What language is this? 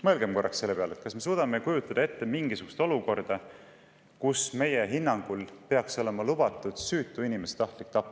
Estonian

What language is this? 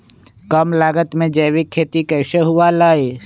Magahi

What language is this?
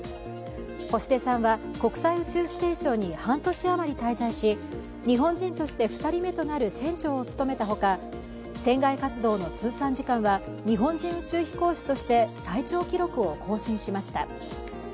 Japanese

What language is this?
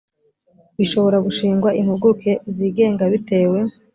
Kinyarwanda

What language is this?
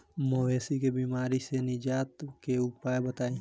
Bhojpuri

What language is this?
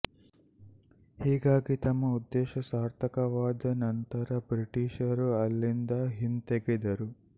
Kannada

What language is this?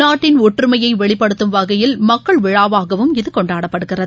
Tamil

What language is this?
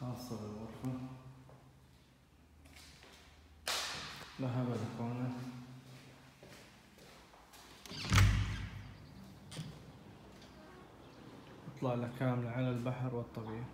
Arabic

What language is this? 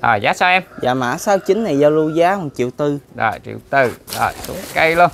Vietnamese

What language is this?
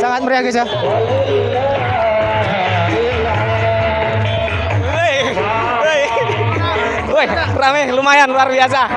Indonesian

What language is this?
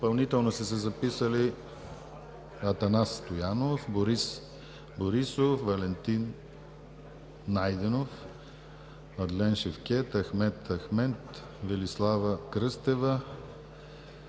Bulgarian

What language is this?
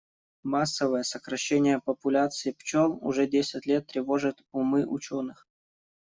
Russian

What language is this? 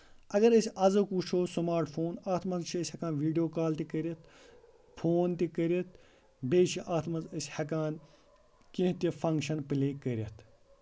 Kashmiri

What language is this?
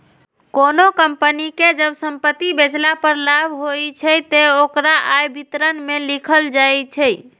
Maithili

